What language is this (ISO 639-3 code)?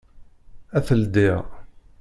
kab